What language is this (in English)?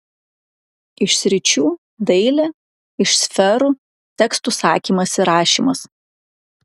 Lithuanian